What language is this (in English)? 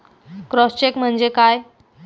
Marathi